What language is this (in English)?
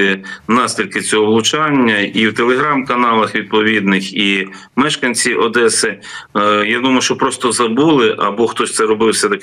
Ukrainian